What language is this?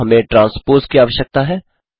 Hindi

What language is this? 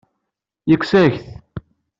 Kabyle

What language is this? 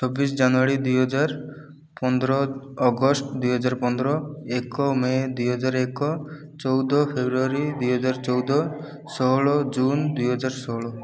Odia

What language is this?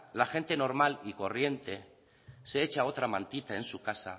Spanish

